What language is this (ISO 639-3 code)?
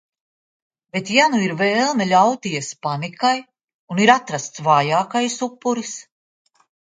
lav